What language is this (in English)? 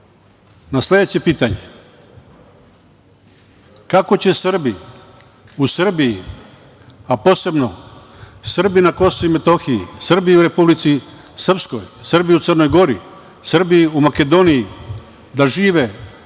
Serbian